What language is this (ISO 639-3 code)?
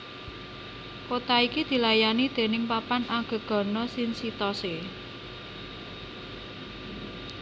jav